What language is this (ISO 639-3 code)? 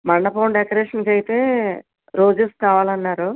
tel